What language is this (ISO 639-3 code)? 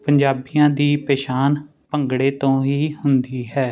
pan